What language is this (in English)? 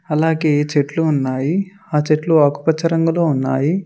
Telugu